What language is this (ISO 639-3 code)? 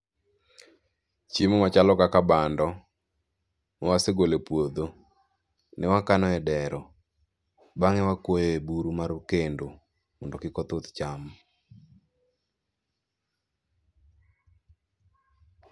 luo